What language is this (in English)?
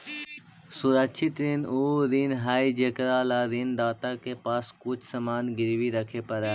Magahi